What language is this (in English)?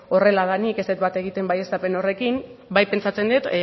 Basque